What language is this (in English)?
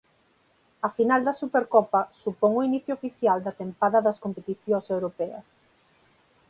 Galician